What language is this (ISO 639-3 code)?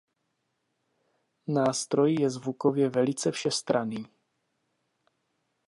ces